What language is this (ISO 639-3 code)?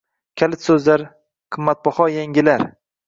uzb